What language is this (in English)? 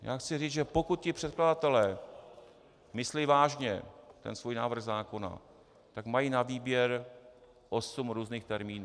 Czech